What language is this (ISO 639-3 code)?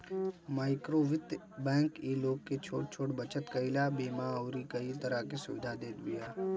bho